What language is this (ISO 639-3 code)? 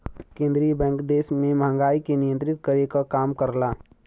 bho